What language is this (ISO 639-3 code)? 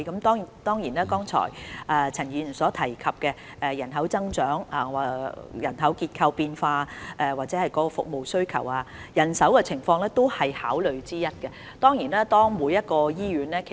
yue